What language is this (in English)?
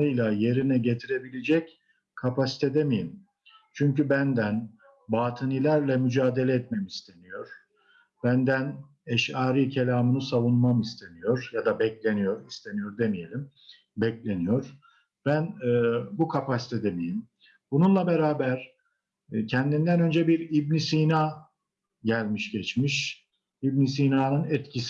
Turkish